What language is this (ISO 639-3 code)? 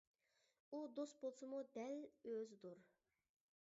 uig